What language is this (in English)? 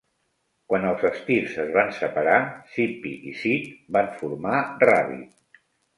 Catalan